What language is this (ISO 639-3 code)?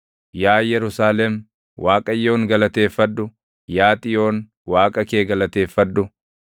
orm